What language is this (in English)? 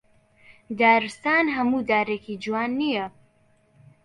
Central Kurdish